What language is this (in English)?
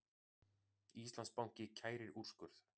Icelandic